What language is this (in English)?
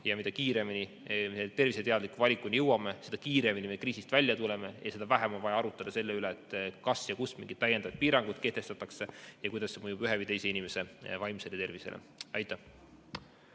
Estonian